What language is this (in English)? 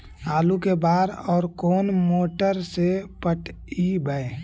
Magahi